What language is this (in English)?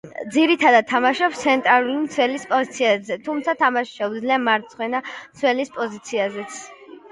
Georgian